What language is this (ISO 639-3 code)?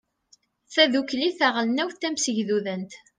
kab